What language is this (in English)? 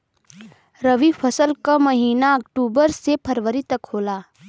Bhojpuri